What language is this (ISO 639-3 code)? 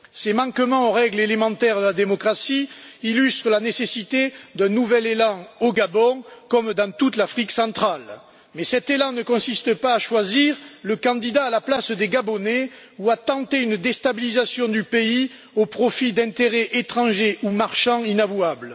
fra